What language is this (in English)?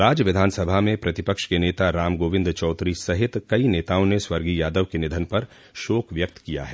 Hindi